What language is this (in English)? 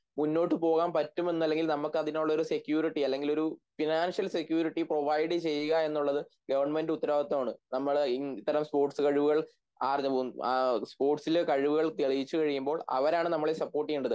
Malayalam